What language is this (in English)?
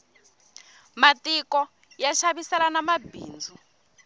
Tsonga